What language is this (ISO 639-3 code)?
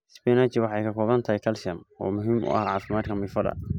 som